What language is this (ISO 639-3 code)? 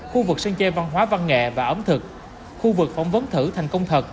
vie